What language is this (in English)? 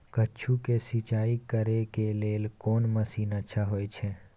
Maithili